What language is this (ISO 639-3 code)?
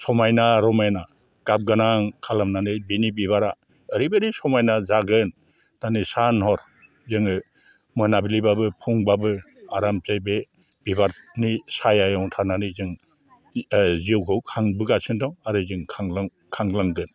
brx